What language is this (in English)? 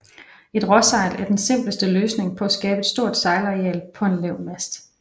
Danish